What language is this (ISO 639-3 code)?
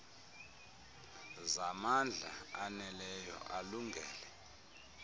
xho